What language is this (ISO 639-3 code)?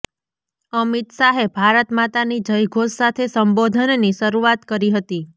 guj